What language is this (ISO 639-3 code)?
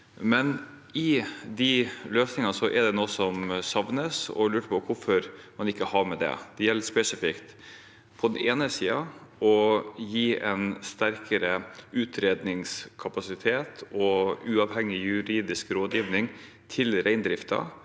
nor